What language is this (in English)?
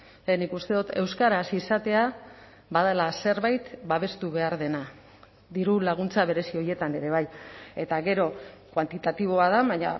Basque